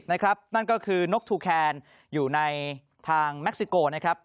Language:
Thai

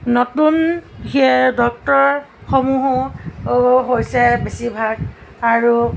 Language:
Assamese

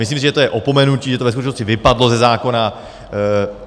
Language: Czech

